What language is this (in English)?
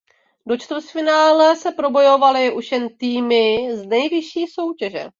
Czech